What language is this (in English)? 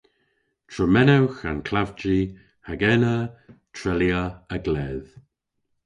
Cornish